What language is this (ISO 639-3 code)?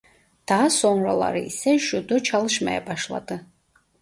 tur